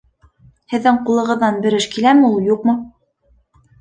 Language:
Bashkir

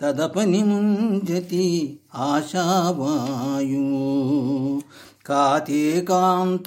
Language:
Telugu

